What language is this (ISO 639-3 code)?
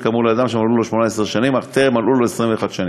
heb